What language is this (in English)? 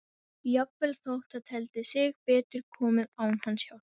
Icelandic